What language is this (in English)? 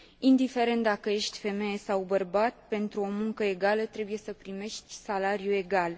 Romanian